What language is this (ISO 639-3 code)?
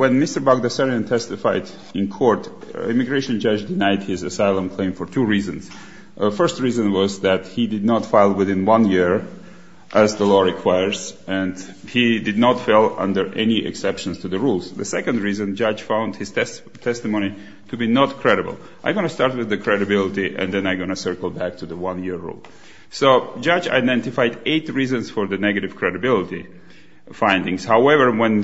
eng